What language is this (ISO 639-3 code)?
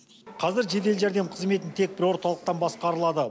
kaz